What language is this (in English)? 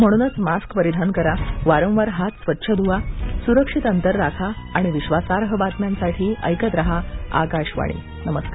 Marathi